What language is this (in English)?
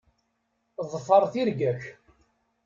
Kabyle